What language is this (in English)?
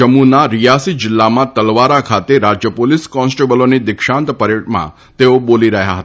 Gujarati